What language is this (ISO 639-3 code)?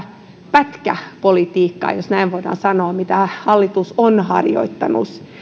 fin